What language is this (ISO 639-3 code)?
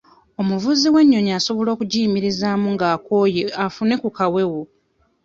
lug